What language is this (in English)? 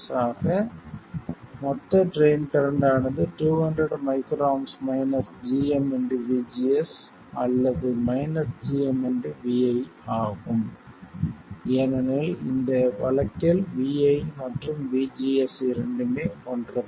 Tamil